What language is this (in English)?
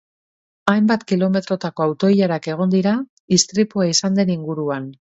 Basque